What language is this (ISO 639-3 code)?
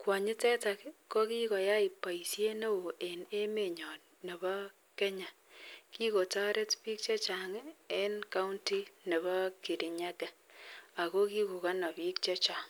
kln